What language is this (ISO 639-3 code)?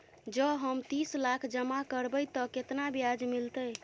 mai